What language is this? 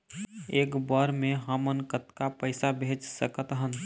Chhattisgarhi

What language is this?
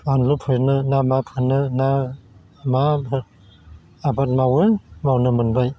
Bodo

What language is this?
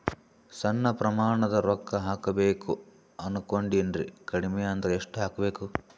Kannada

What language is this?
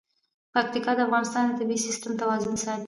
Pashto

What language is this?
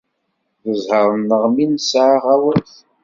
Kabyle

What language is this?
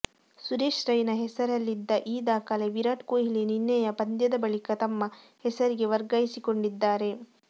Kannada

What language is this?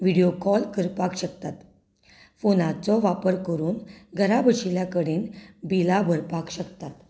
Konkani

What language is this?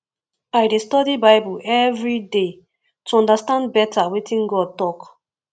Nigerian Pidgin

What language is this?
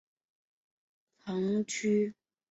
Chinese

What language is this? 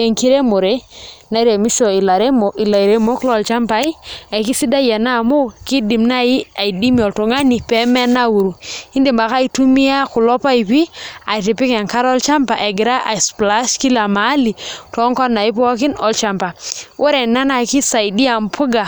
Masai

